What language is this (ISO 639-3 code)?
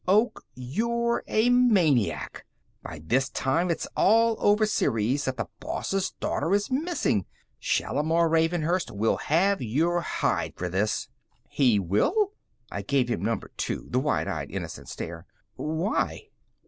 eng